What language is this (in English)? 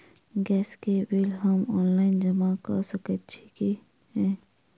Maithili